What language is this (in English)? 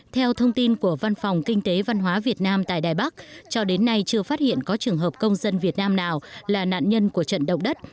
Vietnamese